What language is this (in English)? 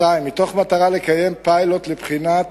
Hebrew